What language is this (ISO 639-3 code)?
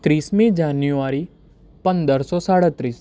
guj